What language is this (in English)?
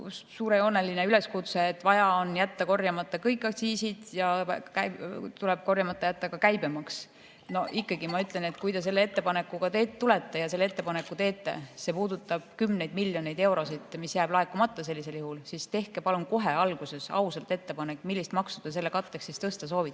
Estonian